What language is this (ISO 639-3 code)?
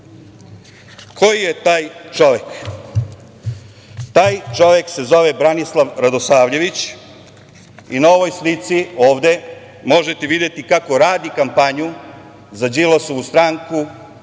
srp